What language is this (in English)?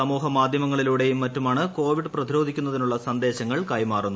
Malayalam